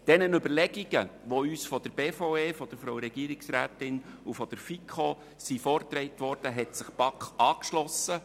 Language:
Swiss German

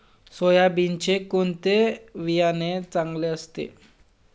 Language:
Marathi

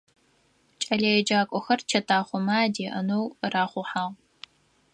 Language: Adyghe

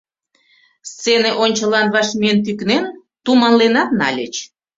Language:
Mari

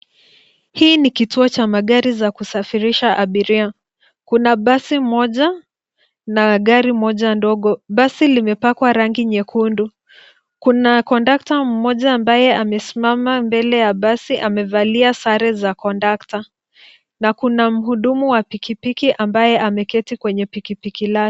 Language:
Swahili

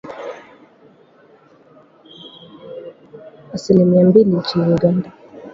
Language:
Swahili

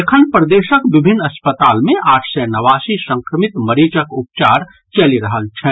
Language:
Maithili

